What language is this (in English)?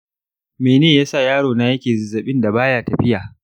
Hausa